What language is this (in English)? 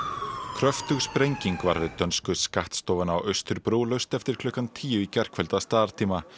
Icelandic